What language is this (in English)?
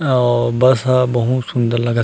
Chhattisgarhi